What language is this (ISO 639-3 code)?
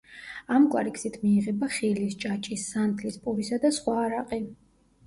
kat